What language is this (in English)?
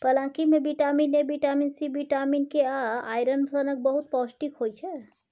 Maithili